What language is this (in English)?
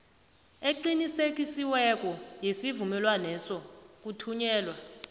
South Ndebele